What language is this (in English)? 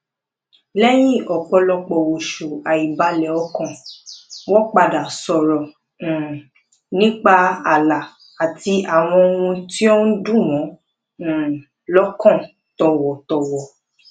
Yoruba